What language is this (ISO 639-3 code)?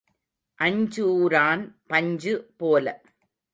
tam